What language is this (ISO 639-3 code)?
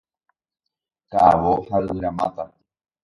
grn